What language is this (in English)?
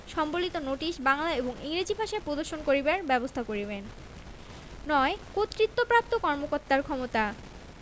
Bangla